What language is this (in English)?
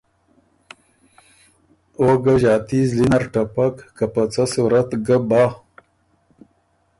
Ormuri